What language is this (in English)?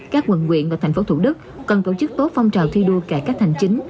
Vietnamese